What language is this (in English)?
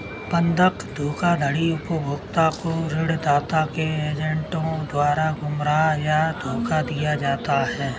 Hindi